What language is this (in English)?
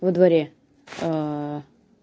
Russian